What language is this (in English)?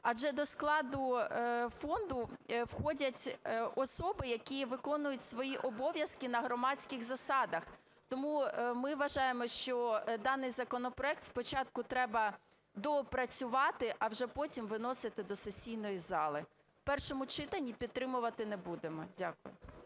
Ukrainian